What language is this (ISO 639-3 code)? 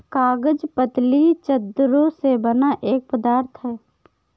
hin